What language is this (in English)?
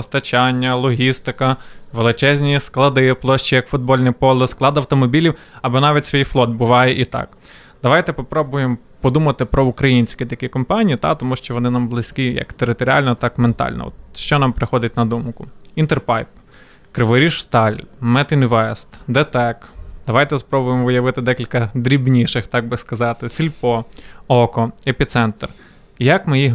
Ukrainian